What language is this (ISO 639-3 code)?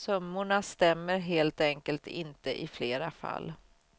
swe